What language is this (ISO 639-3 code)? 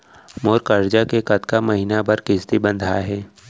hne